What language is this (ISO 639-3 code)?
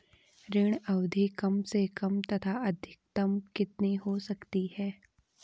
hin